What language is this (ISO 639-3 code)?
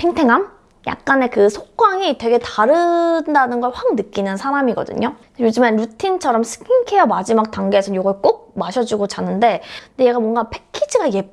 kor